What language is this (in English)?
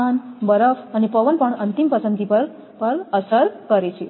Gujarati